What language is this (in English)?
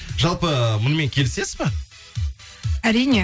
Kazakh